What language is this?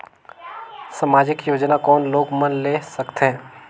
Chhattisgarhi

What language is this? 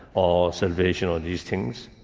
English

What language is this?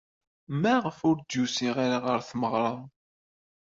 Kabyle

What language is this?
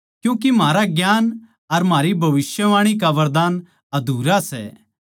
Haryanvi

